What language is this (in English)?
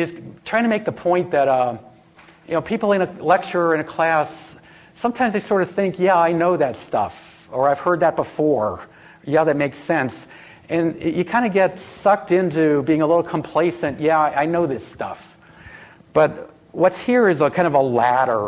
English